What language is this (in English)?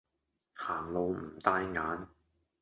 Cantonese